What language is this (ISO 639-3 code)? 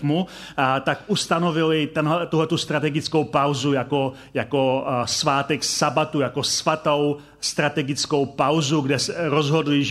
ces